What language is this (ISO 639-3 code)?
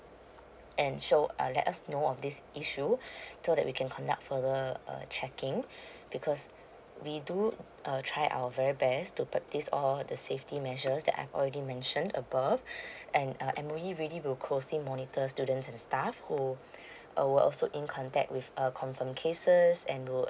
eng